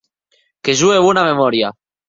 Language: Occitan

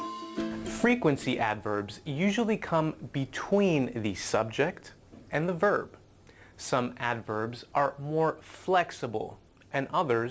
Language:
Vietnamese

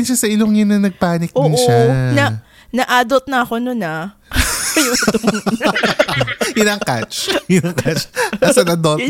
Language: Filipino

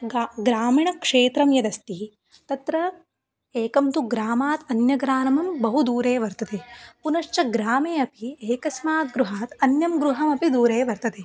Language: Sanskrit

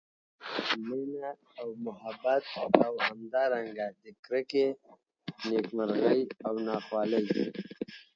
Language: Pashto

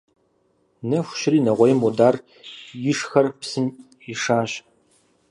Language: Kabardian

